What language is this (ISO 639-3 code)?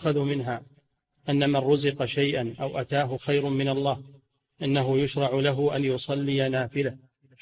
ara